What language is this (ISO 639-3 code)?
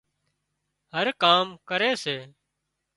kxp